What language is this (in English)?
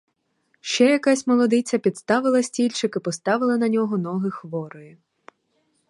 Ukrainian